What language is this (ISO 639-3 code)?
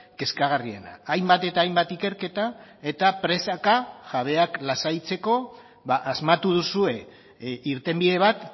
eus